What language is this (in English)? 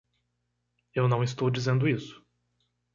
Portuguese